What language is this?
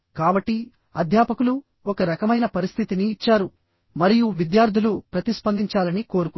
Telugu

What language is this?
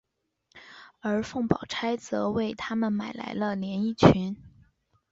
Chinese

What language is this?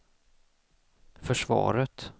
Swedish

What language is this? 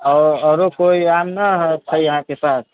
Maithili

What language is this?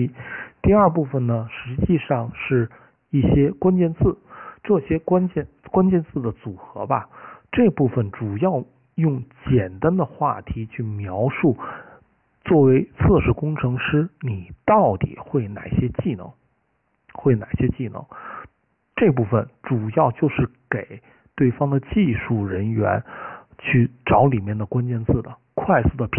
Chinese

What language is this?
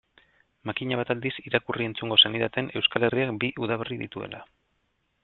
Basque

